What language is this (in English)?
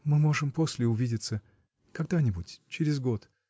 Russian